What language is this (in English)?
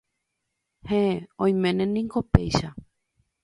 Guarani